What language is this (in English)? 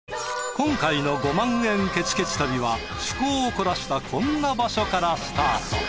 Japanese